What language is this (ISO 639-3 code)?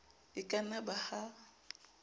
sot